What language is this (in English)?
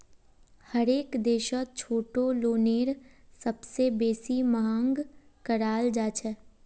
Magahi